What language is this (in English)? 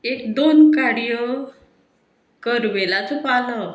Konkani